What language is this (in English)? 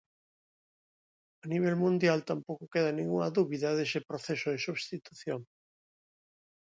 Galician